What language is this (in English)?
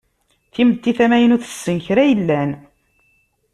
Kabyle